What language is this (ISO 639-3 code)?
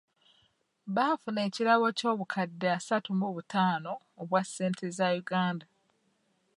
lug